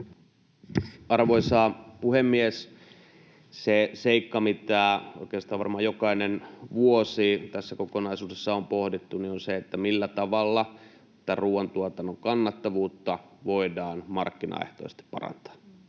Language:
Finnish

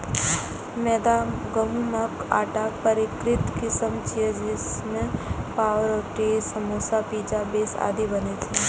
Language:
Maithili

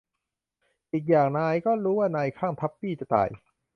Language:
Thai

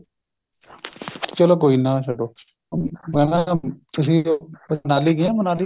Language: Punjabi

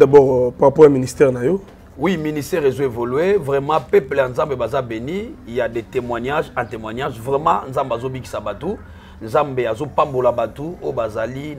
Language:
French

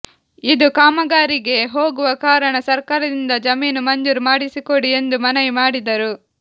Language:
Kannada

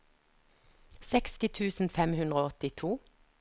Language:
Norwegian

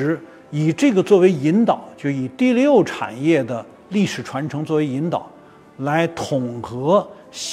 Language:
Chinese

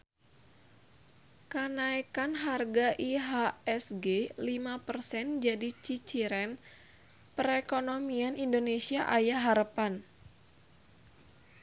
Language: Sundanese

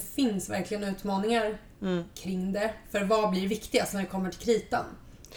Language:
Swedish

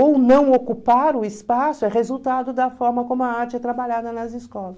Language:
Portuguese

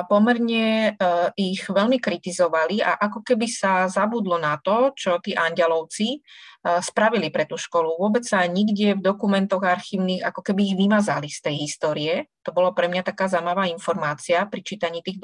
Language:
Slovak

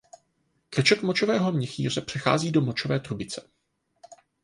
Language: Czech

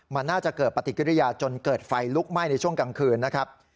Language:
Thai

